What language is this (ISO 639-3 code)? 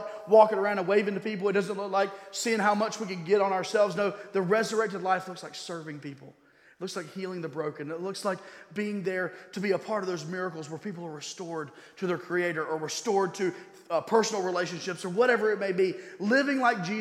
eng